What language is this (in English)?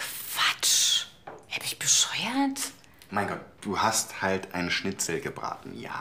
German